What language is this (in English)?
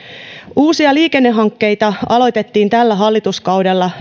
Finnish